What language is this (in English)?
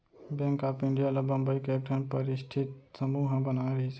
Chhattisgarhi